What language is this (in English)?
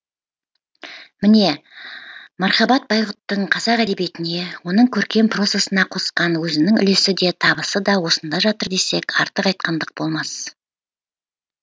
Kazakh